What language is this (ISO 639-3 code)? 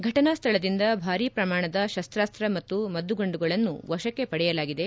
kan